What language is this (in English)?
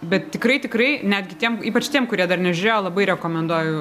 Lithuanian